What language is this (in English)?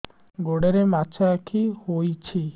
Odia